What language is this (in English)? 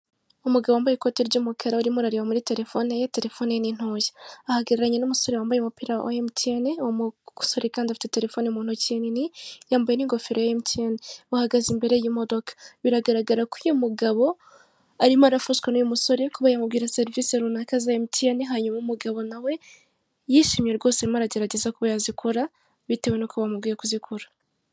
Kinyarwanda